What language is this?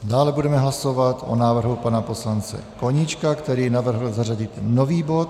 Czech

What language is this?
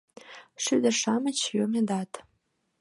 Mari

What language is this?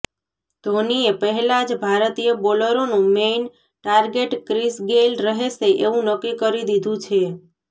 Gujarati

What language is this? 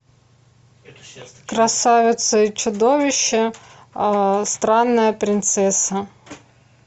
Russian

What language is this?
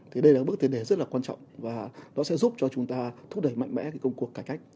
Vietnamese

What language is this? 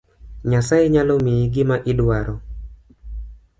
Luo (Kenya and Tanzania)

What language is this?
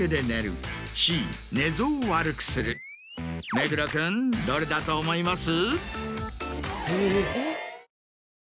Japanese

